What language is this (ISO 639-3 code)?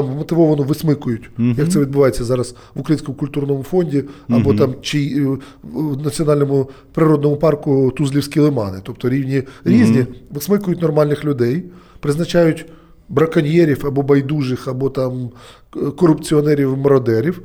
ukr